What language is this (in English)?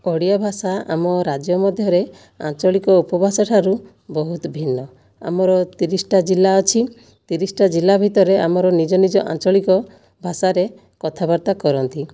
Odia